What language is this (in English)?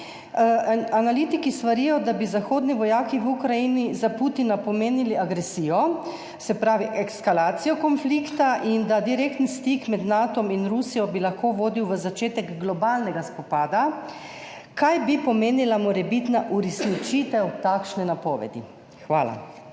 Slovenian